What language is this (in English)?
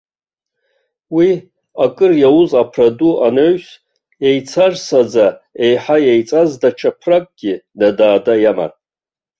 Abkhazian